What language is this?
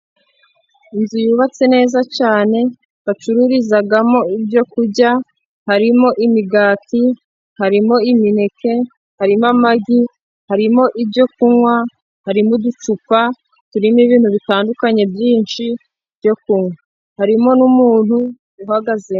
Kinyarwanda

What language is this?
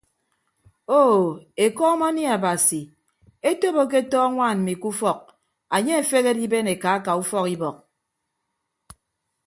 Ibibio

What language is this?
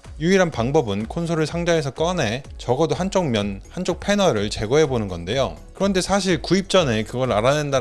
Korean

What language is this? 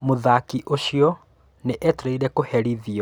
Kikuyu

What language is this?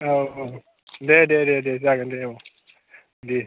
Bodo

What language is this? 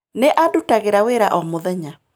Kikuyu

